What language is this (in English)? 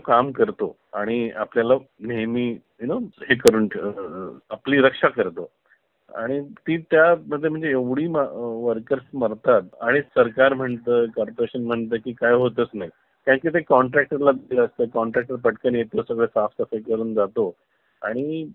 Marathi